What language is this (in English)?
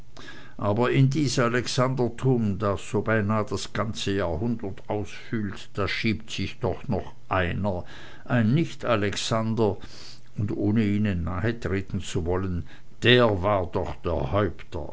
German